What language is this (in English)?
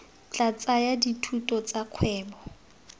Tswana